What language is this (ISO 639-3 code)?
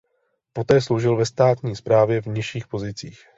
ces